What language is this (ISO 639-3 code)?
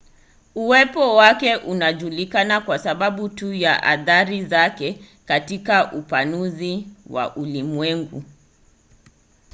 swa